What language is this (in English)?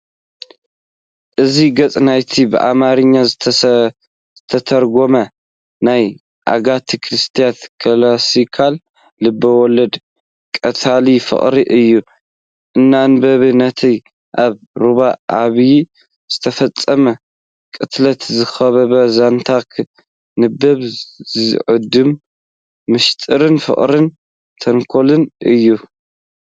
Tigrinya